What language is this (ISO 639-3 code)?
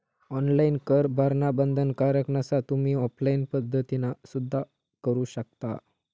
mar